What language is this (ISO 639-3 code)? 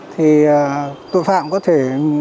vie